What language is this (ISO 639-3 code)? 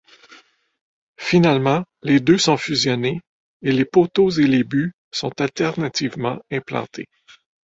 fra